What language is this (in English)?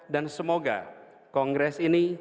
Indonesian